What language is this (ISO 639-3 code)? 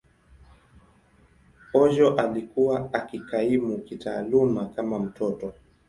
swa